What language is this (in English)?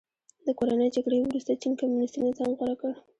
Pashto